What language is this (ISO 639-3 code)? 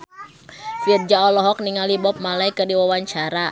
sun